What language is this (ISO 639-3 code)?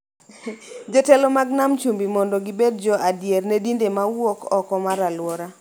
luo